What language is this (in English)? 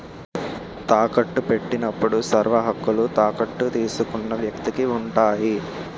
Telugu